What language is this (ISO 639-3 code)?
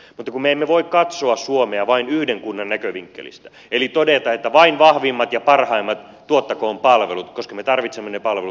fin